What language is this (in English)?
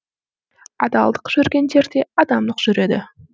Kazakh